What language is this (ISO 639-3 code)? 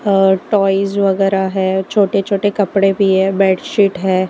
hin